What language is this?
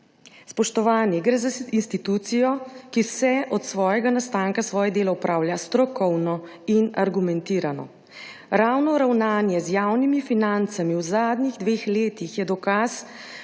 Slovenian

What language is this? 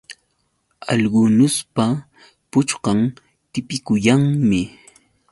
Yauyos Quechua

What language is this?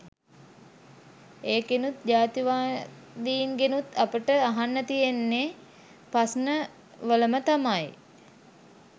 Sinhala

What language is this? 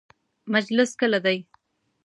Pashto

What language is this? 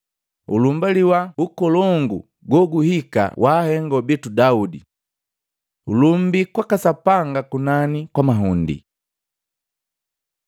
Matengo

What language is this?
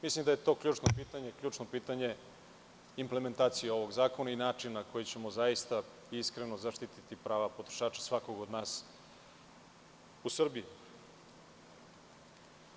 Serbian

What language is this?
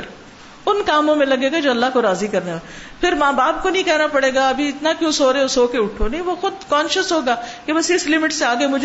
Urdu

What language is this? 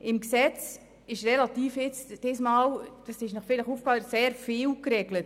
Swiss German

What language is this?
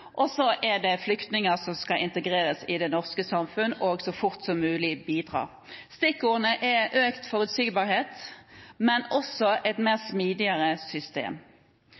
Norwegian Bokmål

